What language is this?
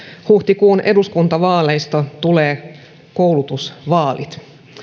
Finnish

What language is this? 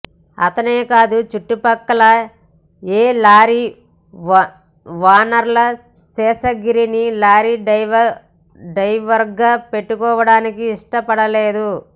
Telugu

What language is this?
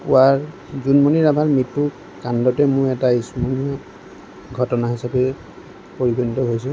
Assamese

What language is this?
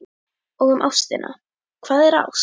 Icelandic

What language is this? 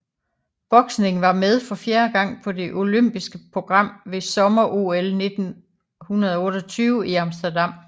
Danish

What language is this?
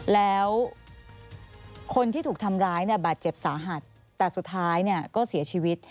Thai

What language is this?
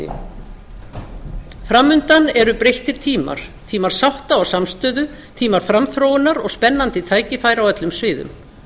Icelandic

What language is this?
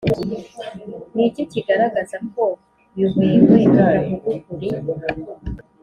Kinyarwanda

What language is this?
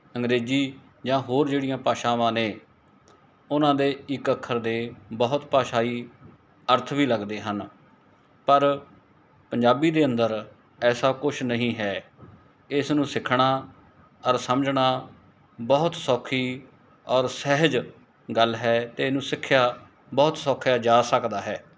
Punjabi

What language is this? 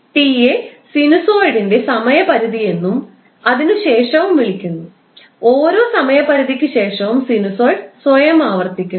Malayalam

